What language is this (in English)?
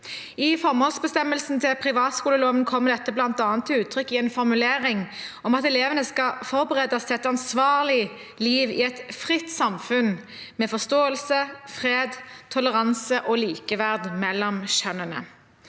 Norwegian